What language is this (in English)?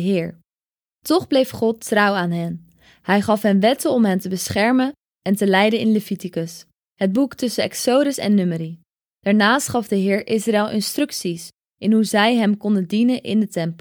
Dutch